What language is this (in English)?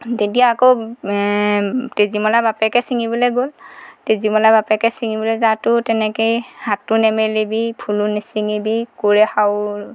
Assamese